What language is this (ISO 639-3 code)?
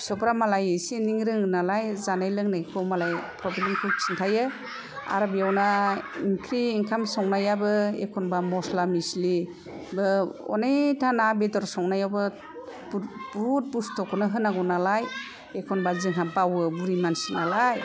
brx